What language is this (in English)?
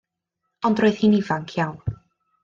Welsh